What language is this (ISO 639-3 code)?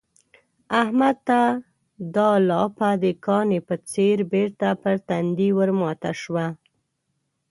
pus